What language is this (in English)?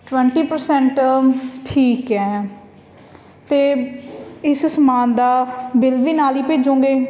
Punjabi